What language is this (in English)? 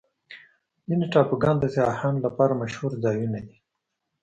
Pashto